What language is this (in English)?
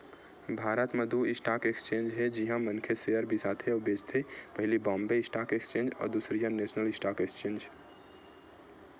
Chhattisgarhi